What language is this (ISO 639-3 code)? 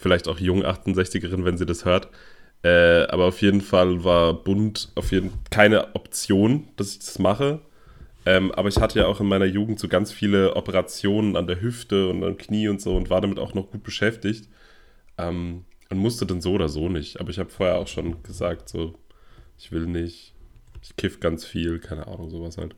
deu